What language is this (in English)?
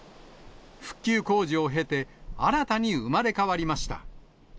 Japanese